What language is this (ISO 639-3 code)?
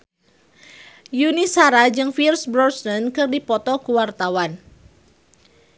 sun